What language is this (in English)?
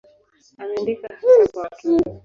Swahili